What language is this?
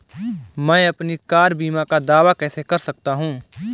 Hindi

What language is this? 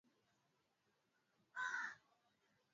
Swahili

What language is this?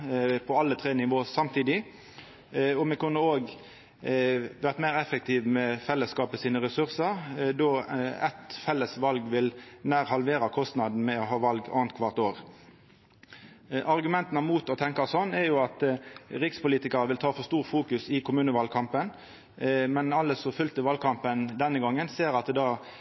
Norwegian Nynorsk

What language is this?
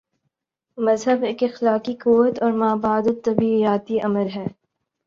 Urdu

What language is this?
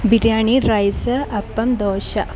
Malayalam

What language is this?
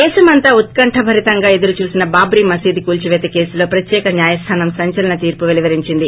Telugu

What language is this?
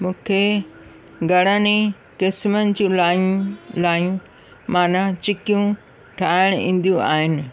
Sindhi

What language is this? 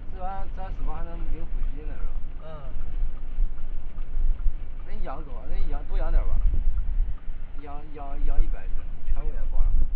Chinese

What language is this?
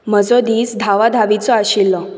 Konkani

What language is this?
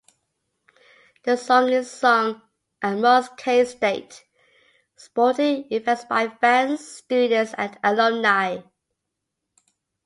English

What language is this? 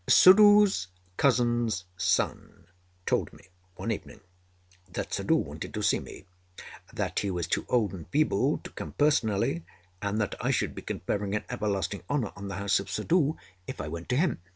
English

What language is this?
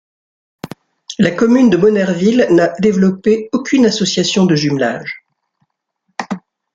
French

